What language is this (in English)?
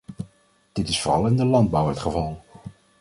Dutch